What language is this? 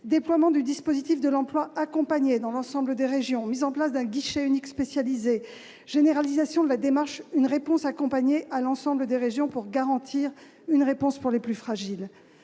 French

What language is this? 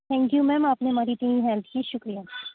Urdu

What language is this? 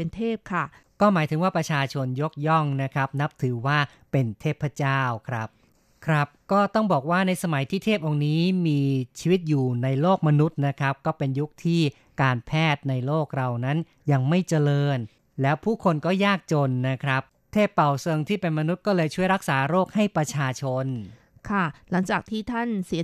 Thai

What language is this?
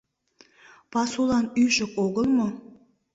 Mari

